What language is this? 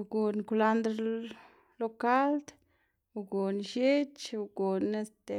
Xanaguía Zapotec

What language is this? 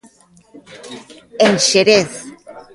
Galician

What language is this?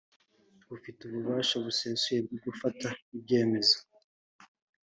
Kinyarwanda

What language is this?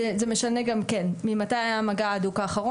Hebrew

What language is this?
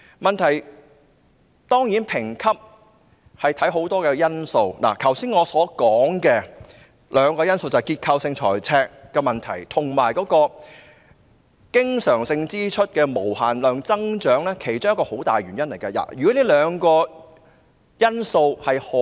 Cantonese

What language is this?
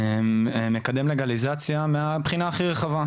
Hebrew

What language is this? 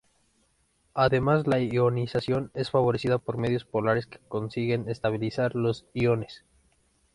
Spanish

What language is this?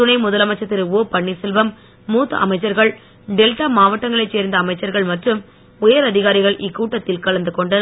Tamil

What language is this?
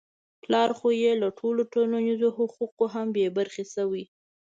Pashto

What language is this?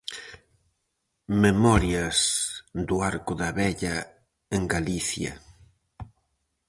Galician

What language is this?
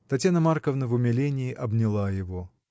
Russian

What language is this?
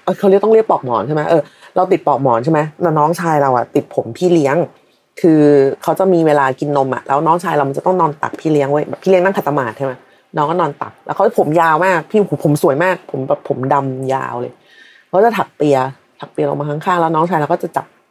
Thai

